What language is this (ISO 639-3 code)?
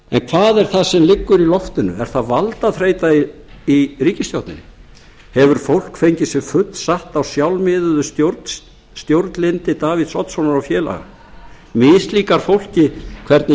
isl